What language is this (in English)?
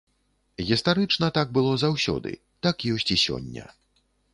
Belarusian